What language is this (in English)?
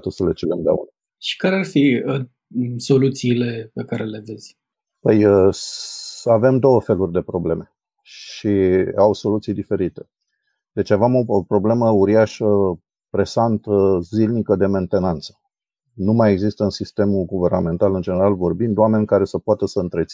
Romanian